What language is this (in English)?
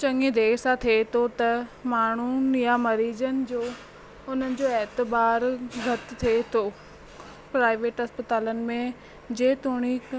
Sindhi